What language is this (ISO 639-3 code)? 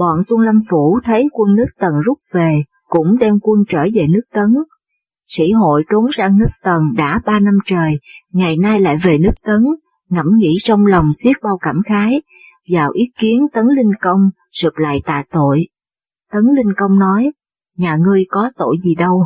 vie